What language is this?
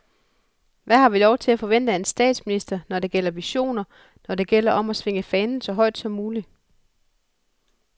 Danish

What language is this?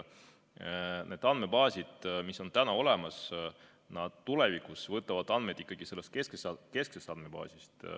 Estonian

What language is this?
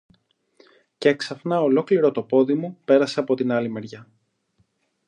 Greek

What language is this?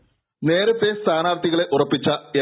Malayalam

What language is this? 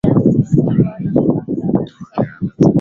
Swahili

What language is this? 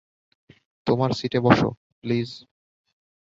Bangla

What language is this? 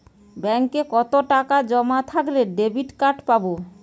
Bangla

